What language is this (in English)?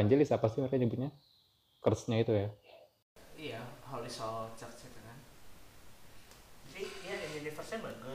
Indonesian